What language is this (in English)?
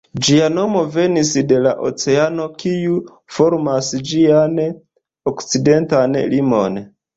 Esperanto